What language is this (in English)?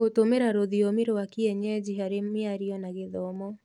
Kikuyu